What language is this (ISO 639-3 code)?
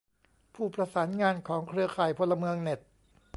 tha